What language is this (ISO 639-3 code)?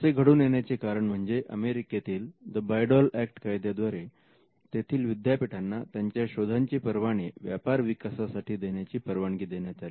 mar